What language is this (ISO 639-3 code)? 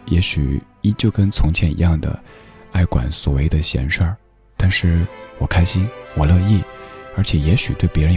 zho